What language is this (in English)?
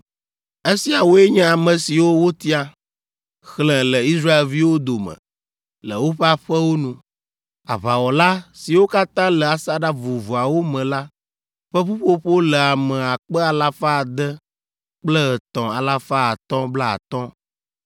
Ewe